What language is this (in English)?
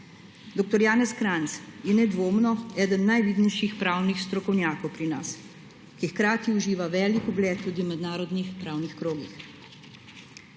Slovenian